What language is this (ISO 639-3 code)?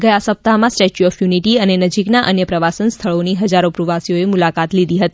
guj